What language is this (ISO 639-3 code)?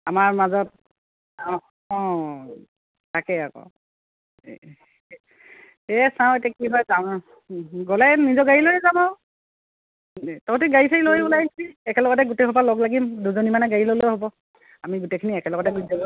asm